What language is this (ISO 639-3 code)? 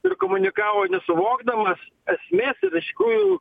lit